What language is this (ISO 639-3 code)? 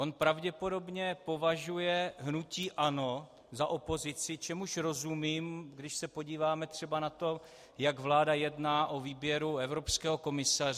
ces